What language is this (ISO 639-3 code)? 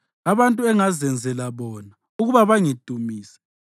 nde